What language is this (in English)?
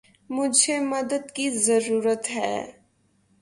Urdu